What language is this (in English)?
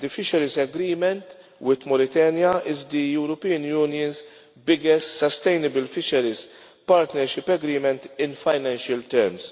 English